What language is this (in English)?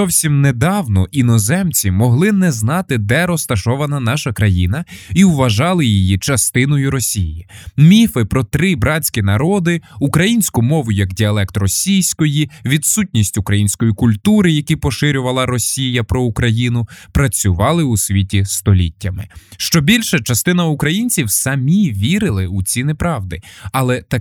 Ukrainian